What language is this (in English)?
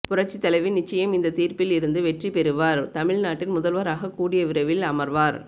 Tamil